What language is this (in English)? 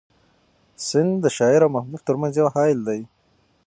Pashto